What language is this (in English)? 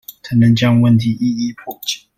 Chinese